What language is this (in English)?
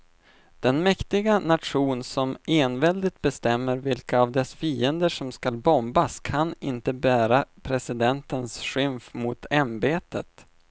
Swedish